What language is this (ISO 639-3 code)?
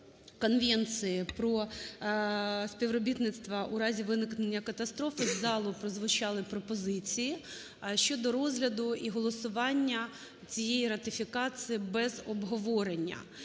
ukr